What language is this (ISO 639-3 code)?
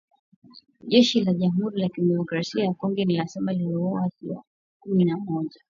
swa